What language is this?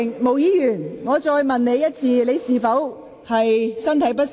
Cantonese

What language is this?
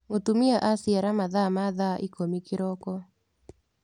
Kikuyu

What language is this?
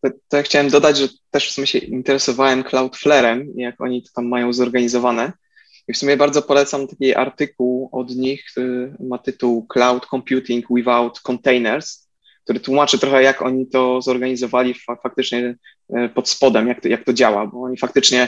Polish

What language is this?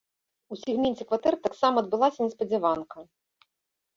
Belarusian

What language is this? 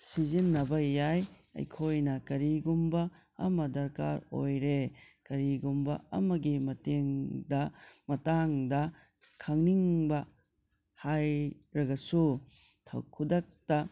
Manipuri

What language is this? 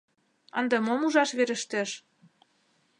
Mari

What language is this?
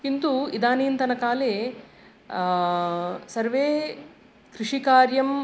Sanskrit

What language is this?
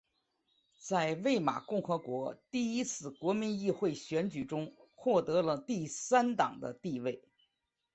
Chinese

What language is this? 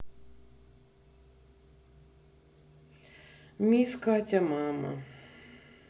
Russian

